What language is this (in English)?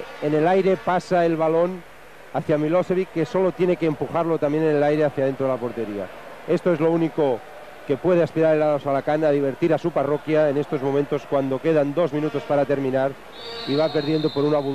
Spanish